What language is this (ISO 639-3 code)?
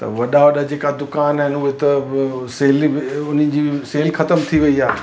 snd